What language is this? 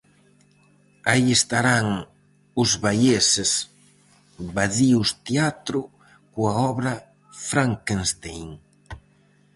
Galician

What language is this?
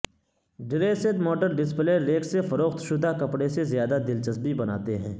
Urdu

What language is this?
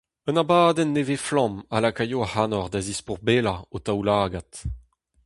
Breton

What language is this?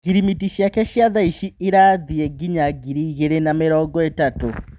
Kikuyu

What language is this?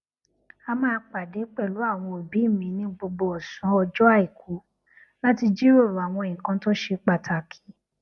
Yoruba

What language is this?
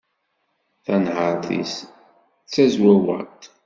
Kabyle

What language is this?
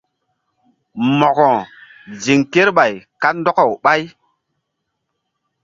Mbum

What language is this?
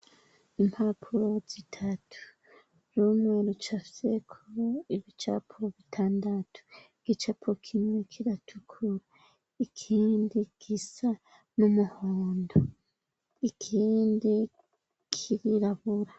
Rundi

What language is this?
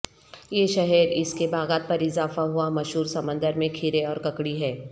Urdu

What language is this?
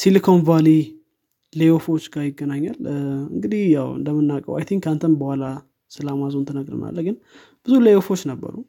Amharic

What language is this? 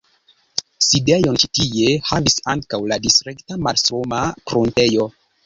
Esperanto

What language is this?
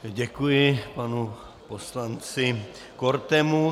Czech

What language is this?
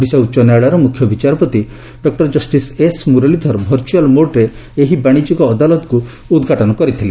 Odia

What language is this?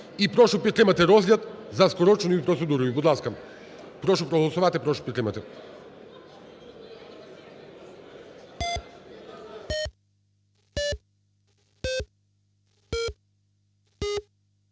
Ukrainian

